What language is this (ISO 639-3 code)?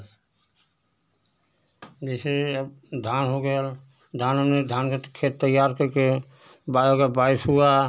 hin